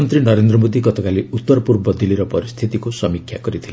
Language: Odia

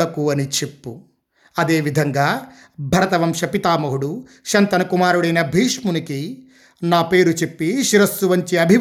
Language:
Telugu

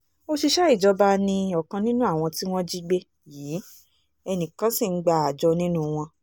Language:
Yoruba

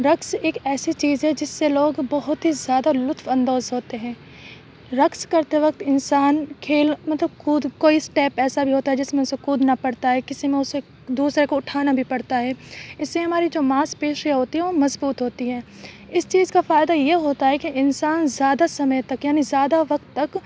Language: Urdu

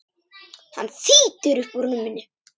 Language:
Icelandic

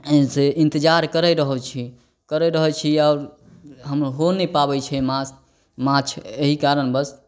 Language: Maithili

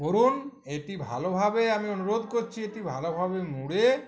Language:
Bangla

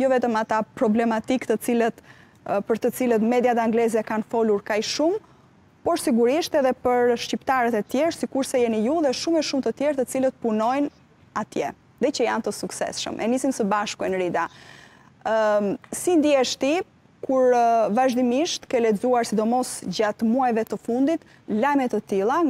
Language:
Romanian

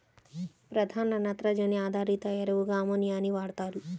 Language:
Telugu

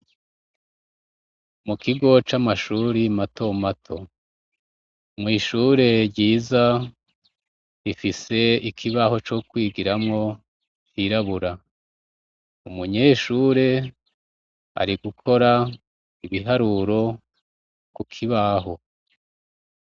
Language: Rundi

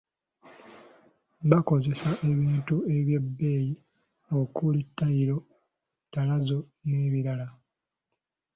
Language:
Ganda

